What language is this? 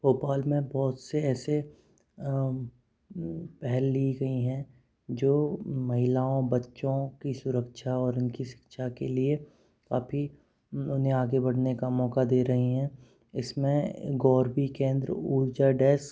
Hindi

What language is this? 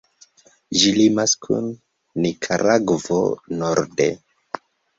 Esperanto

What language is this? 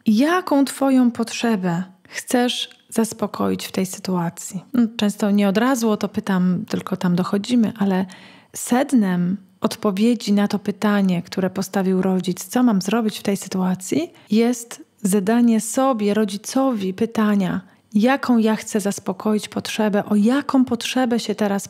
Polish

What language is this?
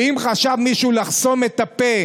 Hebrew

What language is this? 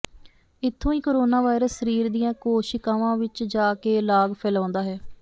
Punjabi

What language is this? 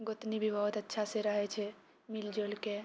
Maithili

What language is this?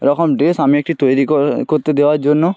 Bangla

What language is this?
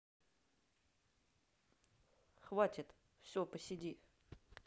Russian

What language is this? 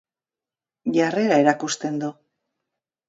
Basque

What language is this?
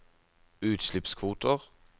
Norwegian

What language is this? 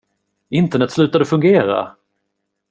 Swedish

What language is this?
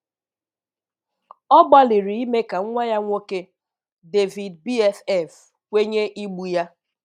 Igbo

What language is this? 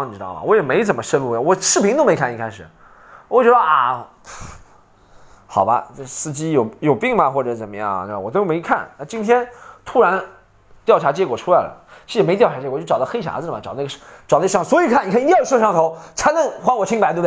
Chinese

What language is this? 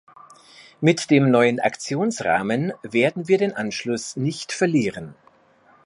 German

